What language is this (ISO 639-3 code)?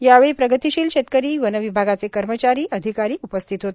mar